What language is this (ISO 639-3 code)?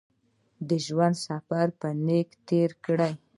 pus